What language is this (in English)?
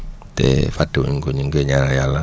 Wolof